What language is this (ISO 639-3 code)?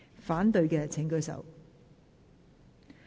yue